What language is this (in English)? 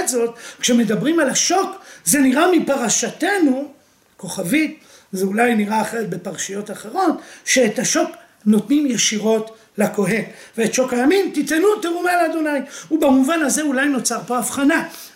Hebrew